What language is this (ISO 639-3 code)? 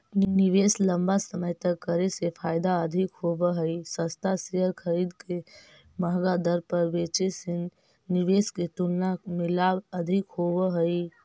mag